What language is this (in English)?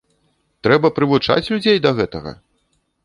Belarusian